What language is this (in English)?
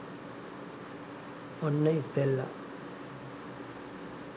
Sinhala